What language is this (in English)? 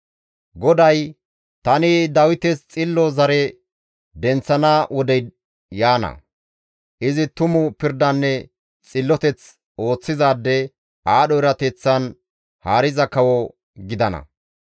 Gamo